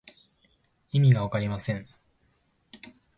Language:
Japanese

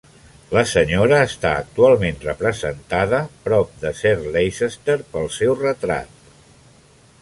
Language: Catalan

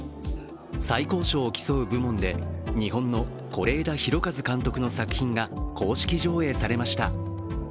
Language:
Japanese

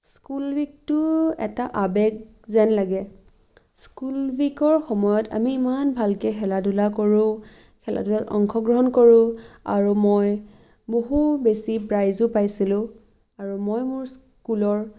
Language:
Assamese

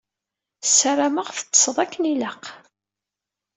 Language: Kabyle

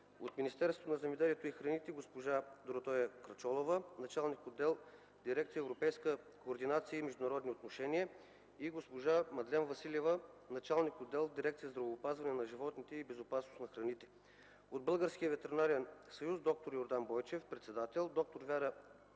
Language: Bulgarian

